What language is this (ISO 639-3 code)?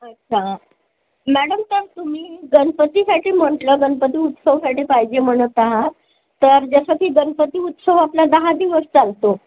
mar